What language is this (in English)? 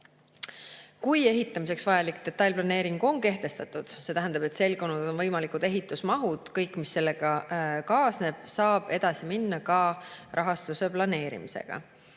Estonian